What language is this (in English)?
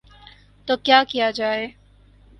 Urdu